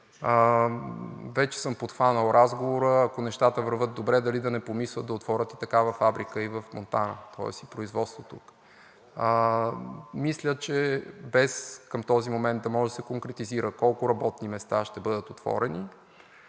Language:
Bulgarian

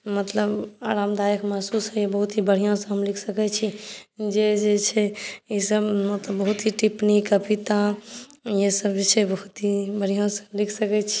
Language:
Maithili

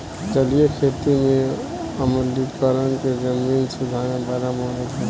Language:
Bhojpuri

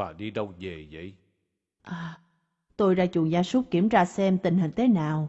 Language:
Vietnamese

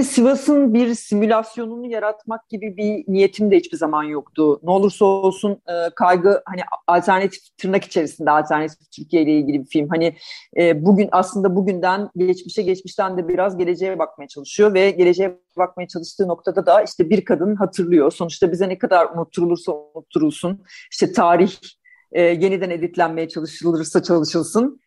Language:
Turkish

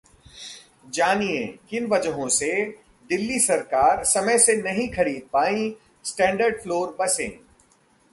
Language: Hindi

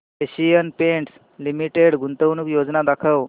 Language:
Marathi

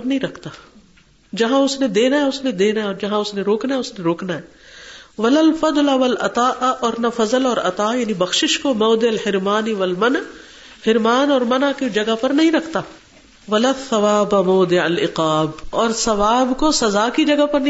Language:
Urdu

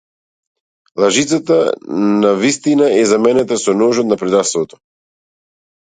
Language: Macedonian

